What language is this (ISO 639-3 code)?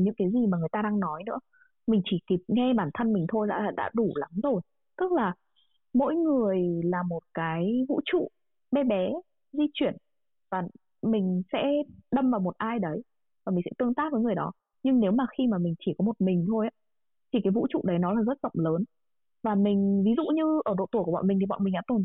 vie